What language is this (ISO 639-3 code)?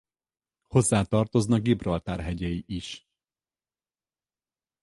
hun